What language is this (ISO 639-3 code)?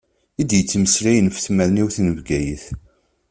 kab